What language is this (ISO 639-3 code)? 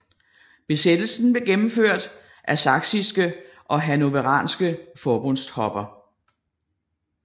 dan